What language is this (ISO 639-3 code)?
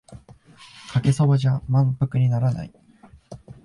jpn